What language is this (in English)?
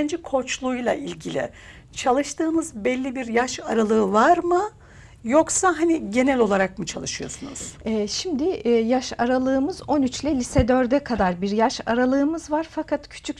Turkish